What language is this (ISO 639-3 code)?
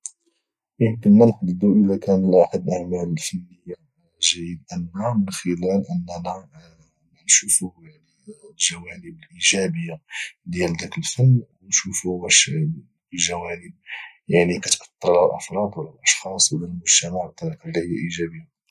ary